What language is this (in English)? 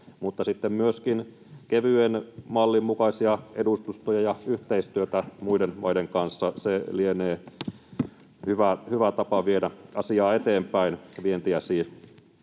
Finnish